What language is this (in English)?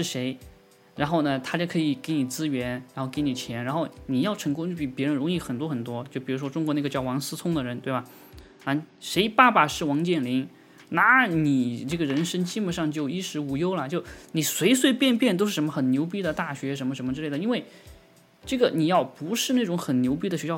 Chinese